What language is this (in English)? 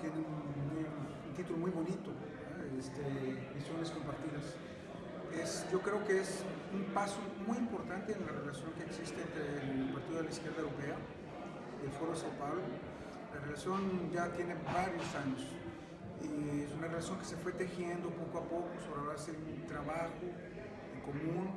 Spanish